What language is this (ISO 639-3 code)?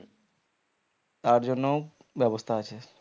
ben